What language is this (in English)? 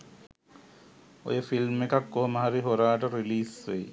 Sinhala